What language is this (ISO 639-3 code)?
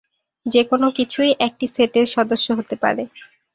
ben